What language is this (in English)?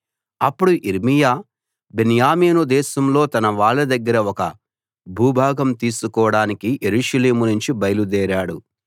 Telugu